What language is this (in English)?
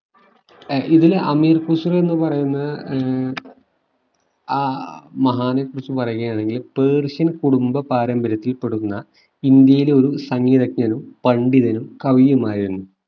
Malayalam